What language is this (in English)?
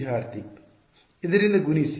Kannada